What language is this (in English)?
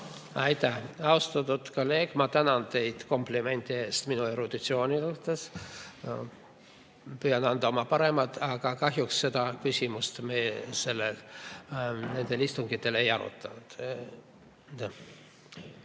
Estonian